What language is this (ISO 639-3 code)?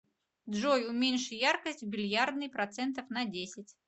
rus